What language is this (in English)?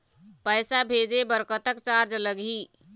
Chhattisgarhi